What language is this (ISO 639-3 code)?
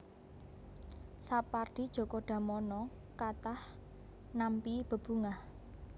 jav